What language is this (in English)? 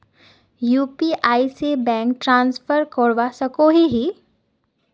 Magahi